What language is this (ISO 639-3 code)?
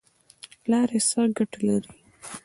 pus